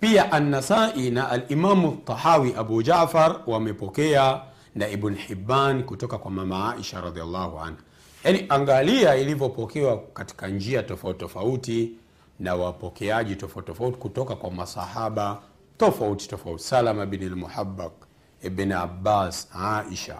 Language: Swahili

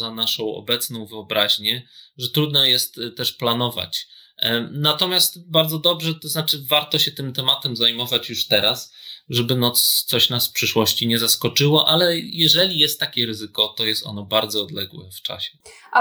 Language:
Polish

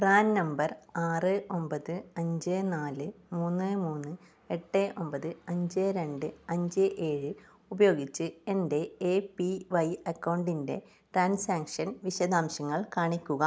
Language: Malayalam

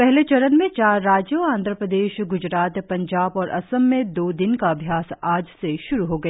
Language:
Hindi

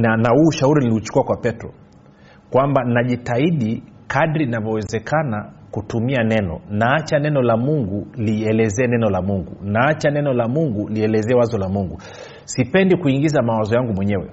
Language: Swahili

